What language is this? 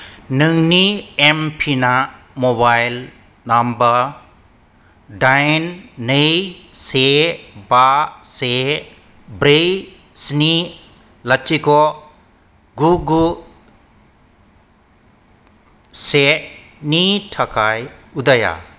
Bodo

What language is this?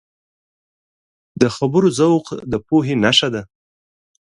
Pashto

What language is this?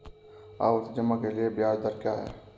Hindi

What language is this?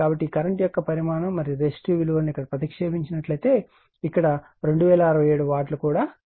Telugu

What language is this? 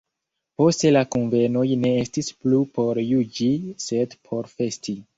Esperanto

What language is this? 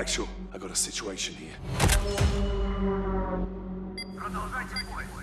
English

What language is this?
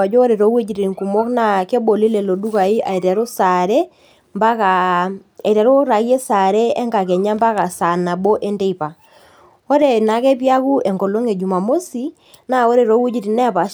Masai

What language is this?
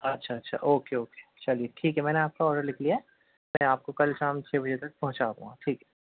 Urdu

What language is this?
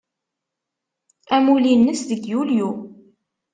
Kabyle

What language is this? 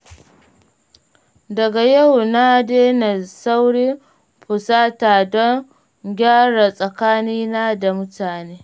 Hausa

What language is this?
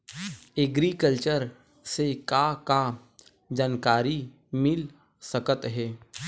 Chhattisgarhi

